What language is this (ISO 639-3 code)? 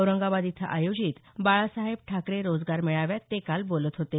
mar